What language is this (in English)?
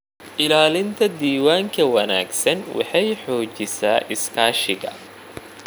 Somali